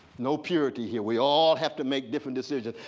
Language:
English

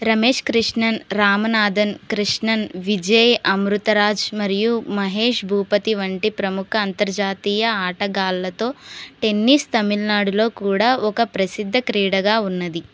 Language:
Telugu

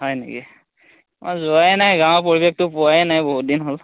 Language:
Assamese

